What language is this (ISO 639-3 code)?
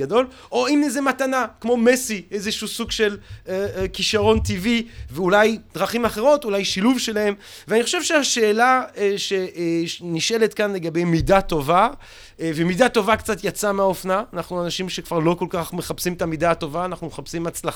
heb